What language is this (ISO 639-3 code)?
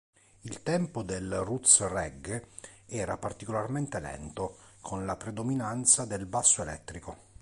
ita